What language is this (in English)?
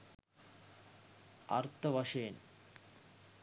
Sinhala